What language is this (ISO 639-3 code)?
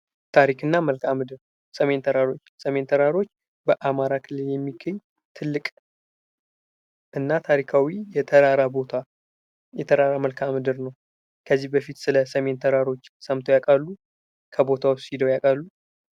amh